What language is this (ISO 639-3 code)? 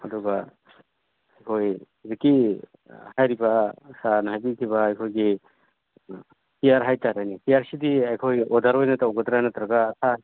mni